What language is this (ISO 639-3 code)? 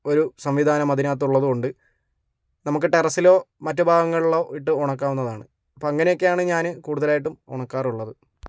mal